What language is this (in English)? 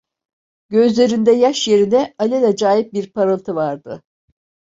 Turkish